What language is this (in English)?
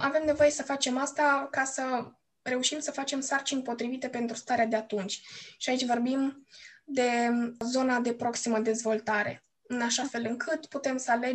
Romanian